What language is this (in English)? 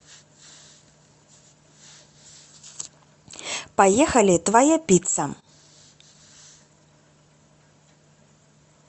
Russian